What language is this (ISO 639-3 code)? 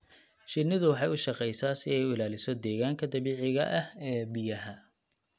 som